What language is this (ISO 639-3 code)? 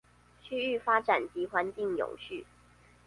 zho